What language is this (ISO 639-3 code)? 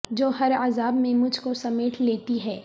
urd